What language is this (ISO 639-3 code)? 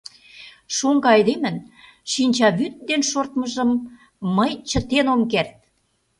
chm